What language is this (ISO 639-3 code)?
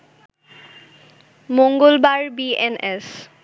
ben